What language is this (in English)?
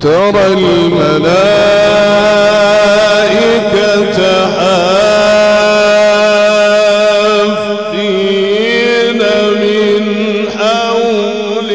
Arabic